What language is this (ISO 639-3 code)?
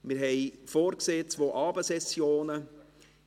gsw